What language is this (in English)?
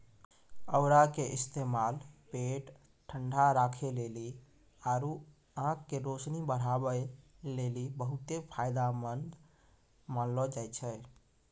Maithili